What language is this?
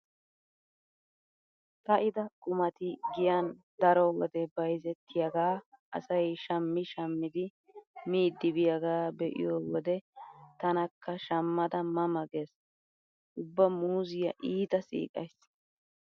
Wolaytta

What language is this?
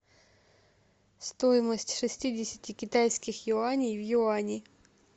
Russian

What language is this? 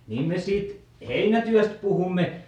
Finnish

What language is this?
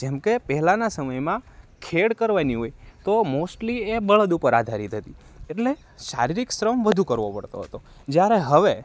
Gujarati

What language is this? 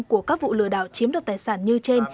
Vietnamese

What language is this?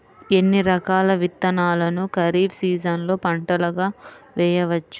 Telugu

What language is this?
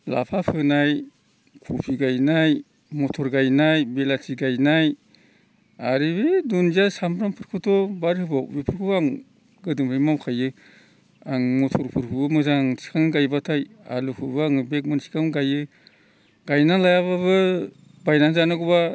Bodo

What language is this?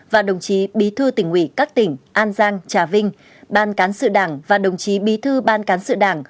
Vietnamese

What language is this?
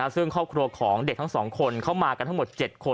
Thai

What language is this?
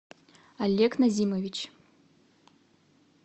Russian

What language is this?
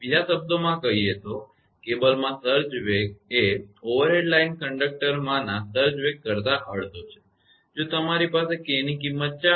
Gujarati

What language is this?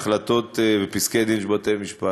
Hebrew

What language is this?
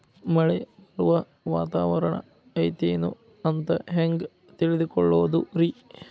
Kannada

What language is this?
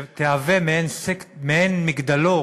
Hebrew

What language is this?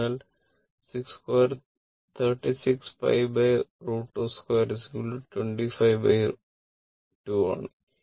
Malayalam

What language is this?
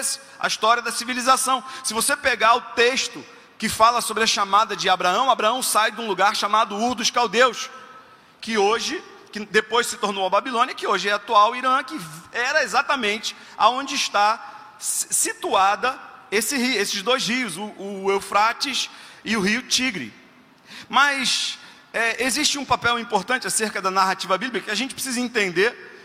Portuguese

